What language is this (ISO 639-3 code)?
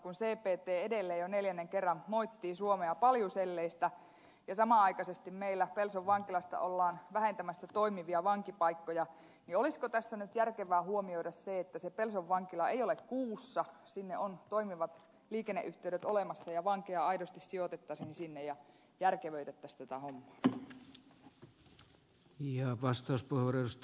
fin